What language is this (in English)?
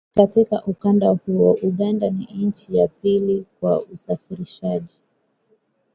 Swahili